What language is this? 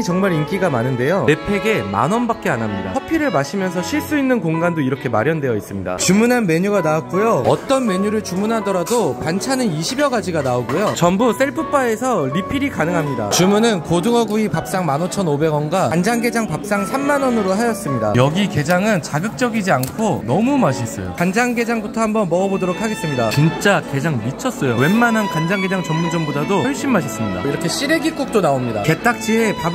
Korean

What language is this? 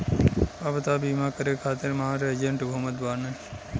Bhojpuri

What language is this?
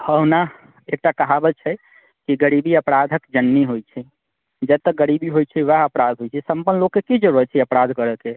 Maithili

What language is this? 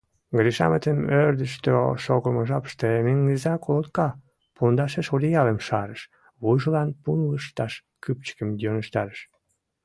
Mari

